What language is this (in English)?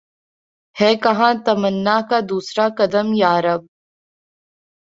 Urdu